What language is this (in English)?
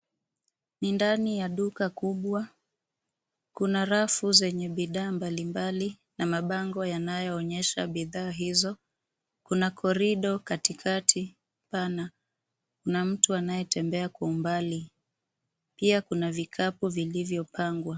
Swahili